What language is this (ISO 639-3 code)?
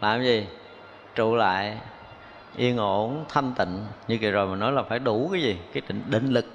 vie